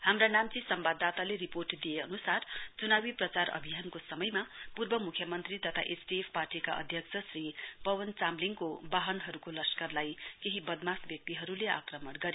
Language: Nepali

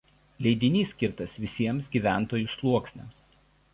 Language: Lithuanian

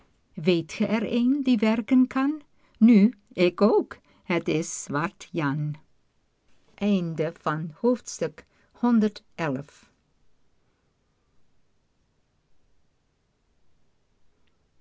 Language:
Dutch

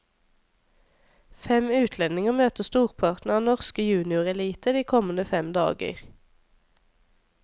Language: Norwegian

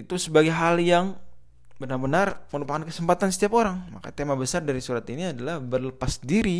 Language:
Indonesian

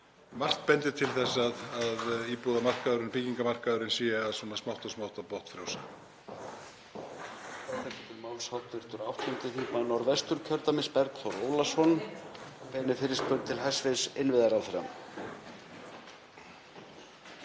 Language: Icelandic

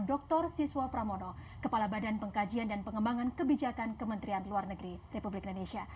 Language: Indonesian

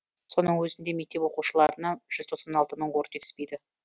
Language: Kazakh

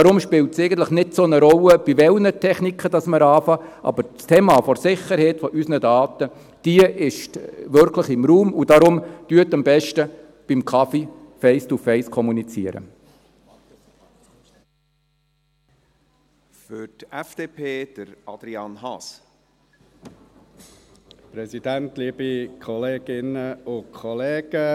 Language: Swiss German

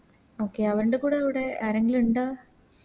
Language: Malayalam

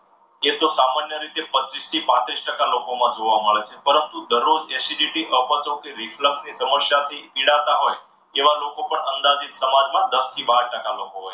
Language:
Gujarati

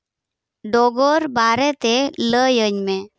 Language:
Santali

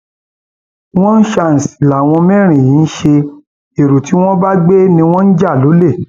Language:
Yoruba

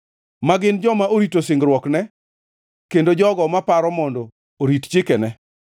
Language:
Luo (Kenya and Tanzania)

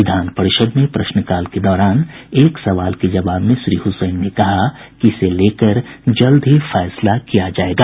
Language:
Hindi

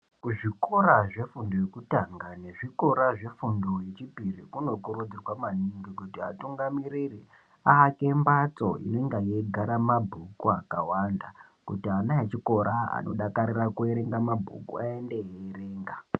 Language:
Ndau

